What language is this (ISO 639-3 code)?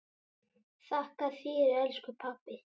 isl